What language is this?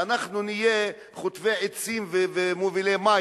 Hebrew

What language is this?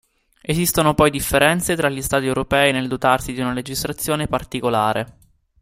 Italian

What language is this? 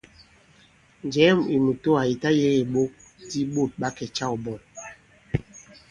Bankon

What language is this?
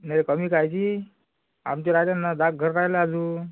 Marathi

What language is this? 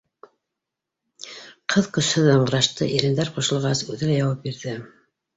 Bashkir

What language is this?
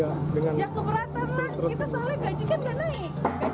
Indonesian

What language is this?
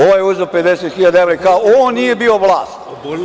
Serbian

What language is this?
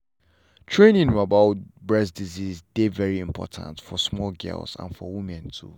Nigerian Pidgin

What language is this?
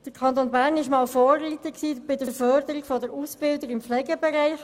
Swiss German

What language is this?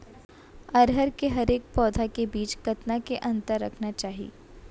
Chhattisgarhi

